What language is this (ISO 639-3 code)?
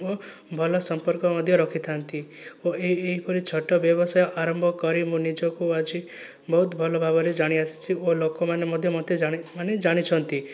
ori